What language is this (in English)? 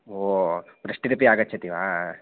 Sanskrit